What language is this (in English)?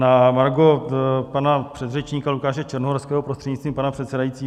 Czech